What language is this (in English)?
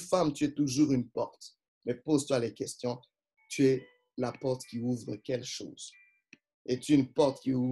French